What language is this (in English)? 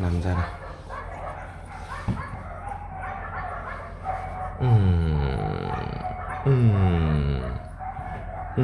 Vietnamese